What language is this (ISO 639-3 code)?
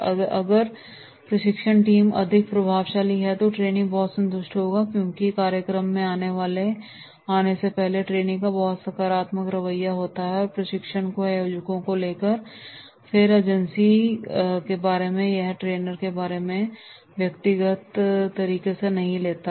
hin